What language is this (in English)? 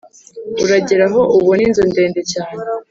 Kinyarwanda